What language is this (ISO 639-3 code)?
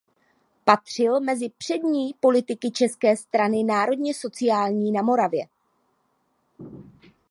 ces